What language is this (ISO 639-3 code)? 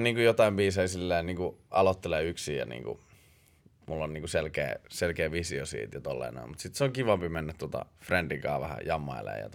fin